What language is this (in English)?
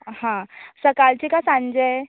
Konkani